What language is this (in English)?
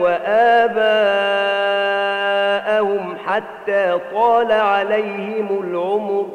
Arabic